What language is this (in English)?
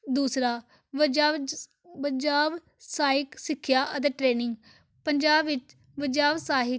Punjabi